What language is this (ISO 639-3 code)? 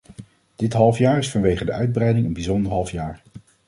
nld